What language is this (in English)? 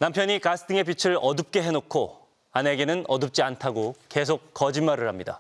Korean